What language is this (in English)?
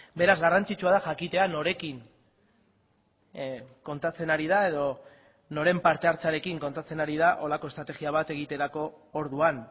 Basque